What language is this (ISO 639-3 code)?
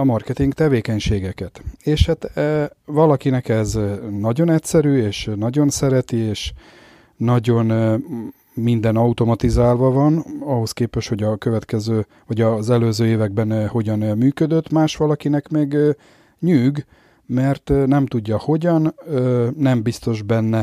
hun